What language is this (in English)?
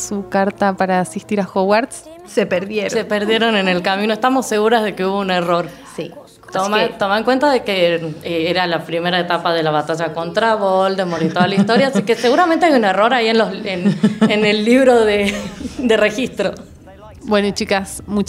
Spanish